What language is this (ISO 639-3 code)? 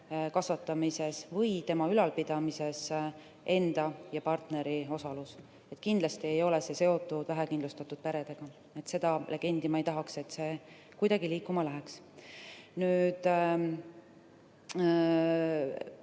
est